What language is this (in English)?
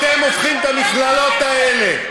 Hebrew